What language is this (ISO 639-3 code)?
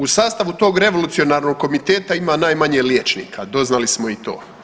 hrv